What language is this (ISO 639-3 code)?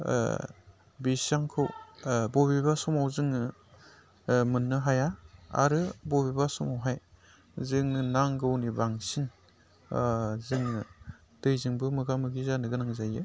brx